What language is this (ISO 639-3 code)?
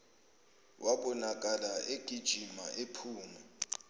zul